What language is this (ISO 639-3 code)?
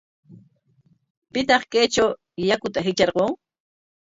qwa